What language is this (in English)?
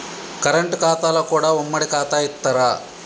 Telugu